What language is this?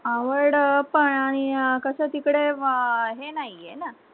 Marathi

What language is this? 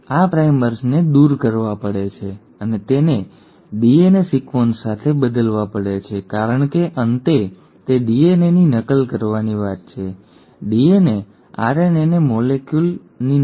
Gujarati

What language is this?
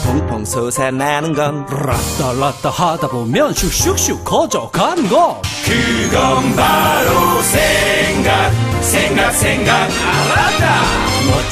Korean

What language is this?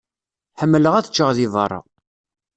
Kabyle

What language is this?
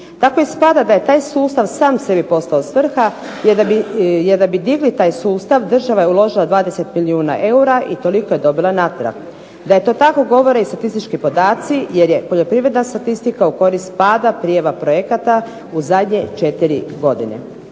Croatian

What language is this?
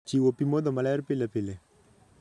Luo (Kenya and Tanzania)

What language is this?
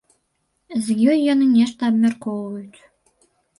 Belarusian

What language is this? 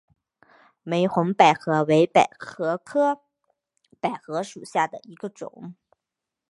Chinese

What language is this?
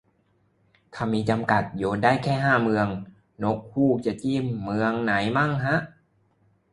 Thai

